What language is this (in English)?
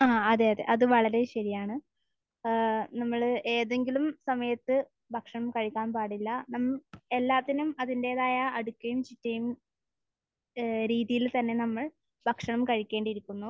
Malayalam